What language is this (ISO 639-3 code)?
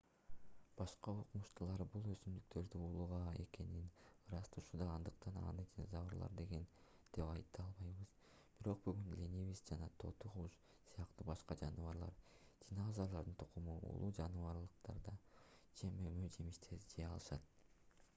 kir